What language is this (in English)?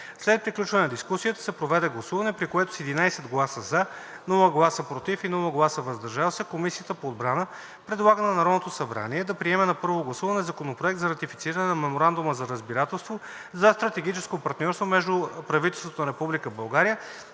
Bulgarian